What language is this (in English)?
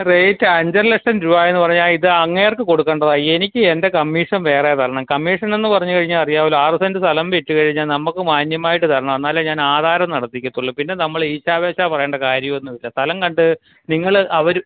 Malayalam